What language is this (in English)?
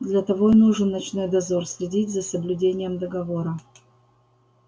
Russian